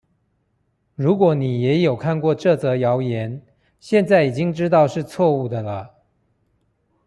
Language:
Chinese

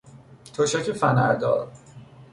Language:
Persian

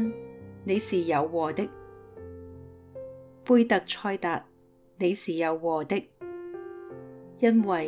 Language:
Chinese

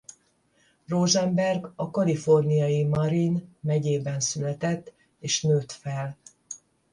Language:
Hungarian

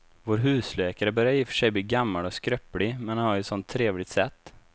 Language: Swedish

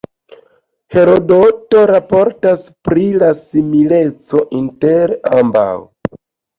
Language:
Esperanto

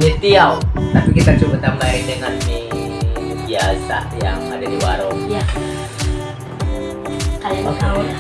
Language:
Indonesian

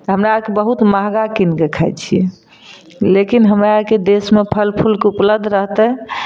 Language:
Maithili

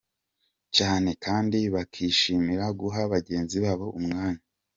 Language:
Kinyarwanda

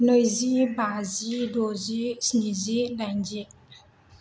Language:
Bodo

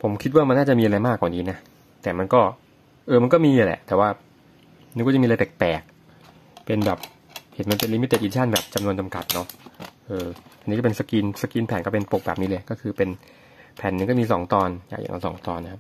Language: Thai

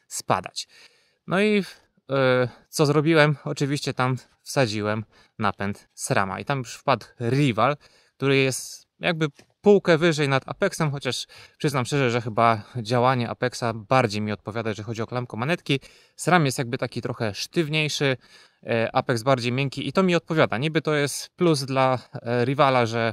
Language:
Polish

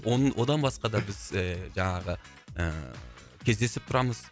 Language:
Kazakh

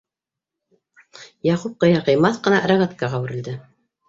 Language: Bashkir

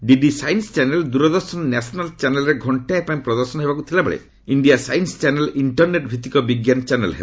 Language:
Odia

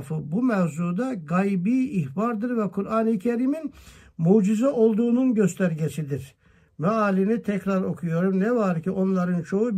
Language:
Turkish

